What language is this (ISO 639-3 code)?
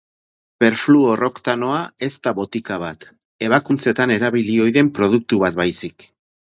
eus